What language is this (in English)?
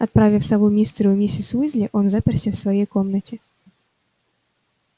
Russian